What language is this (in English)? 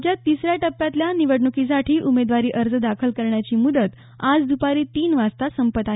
Marathi